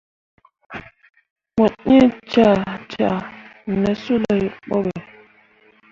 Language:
Mundang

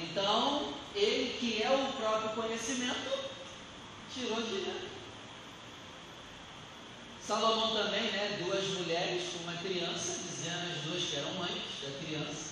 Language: Portuguese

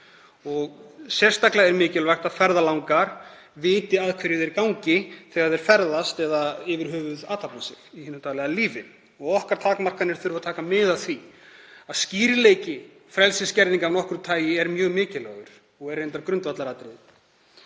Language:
Icelandic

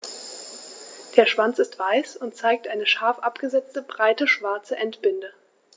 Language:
German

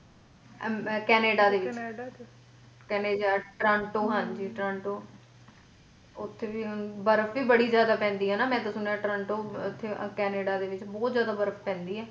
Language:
Punjabi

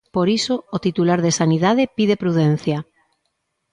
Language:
Galician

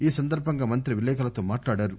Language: Telugu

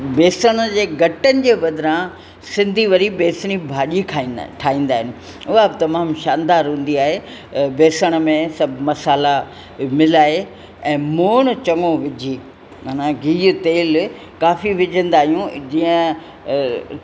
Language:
Sindhi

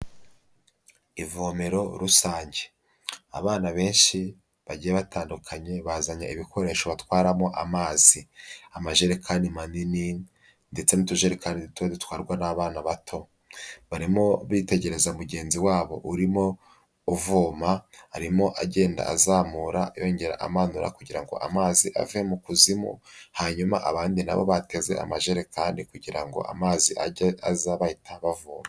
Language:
Kinyarwanda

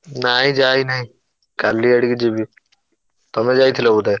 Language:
Odia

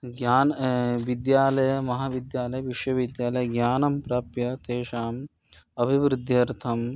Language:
Sanskrit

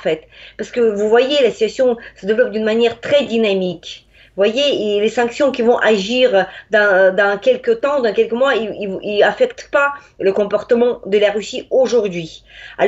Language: French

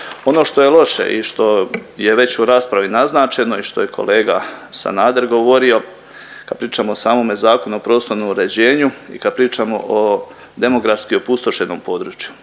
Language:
Croatian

